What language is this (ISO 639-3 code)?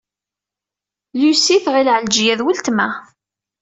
kab